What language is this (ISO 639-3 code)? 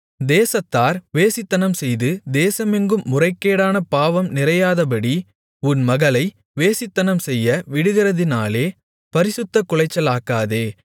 tam